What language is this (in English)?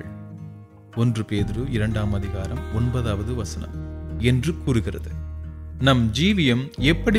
Tamil